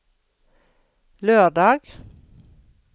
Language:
Norwegian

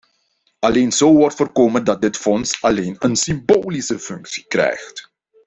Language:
Dutch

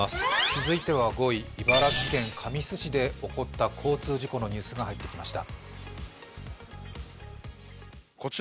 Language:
Japanese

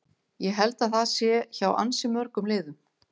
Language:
Icelandic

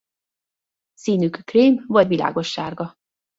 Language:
Hungarian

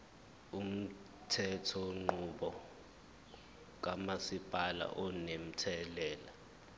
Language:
Zulu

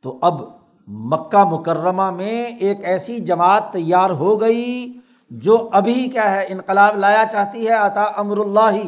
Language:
Urdu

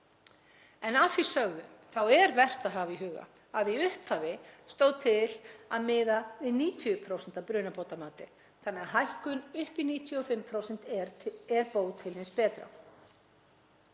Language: Icelandic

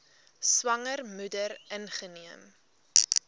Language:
Afrikaans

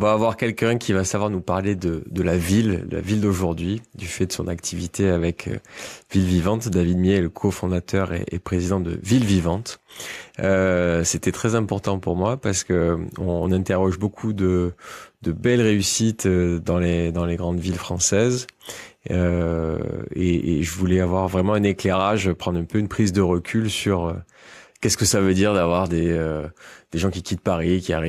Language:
French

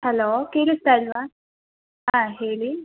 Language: Kannada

